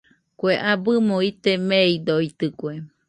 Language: Nüpode Huitoto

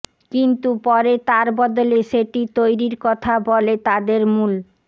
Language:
Bangla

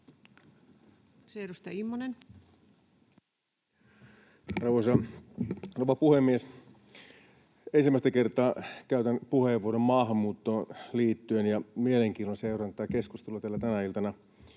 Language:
Finnish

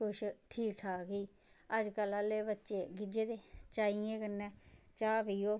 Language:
Dogri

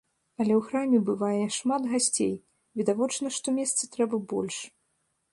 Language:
Belarusian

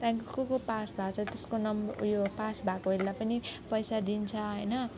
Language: Nepali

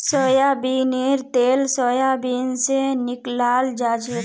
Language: Magahi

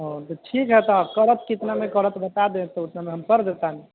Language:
Maithili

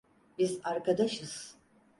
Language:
Turkish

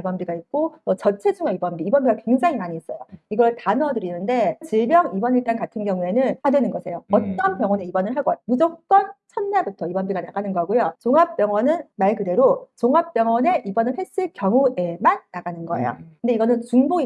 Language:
Korean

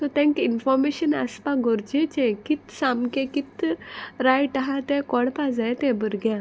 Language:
Konkani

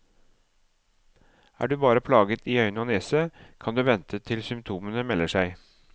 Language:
Norwegian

